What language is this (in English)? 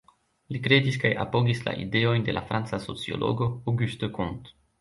Esperanto